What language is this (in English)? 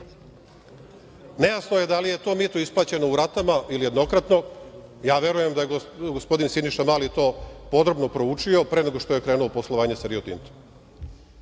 Serbian